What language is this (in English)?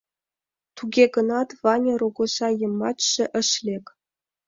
Mari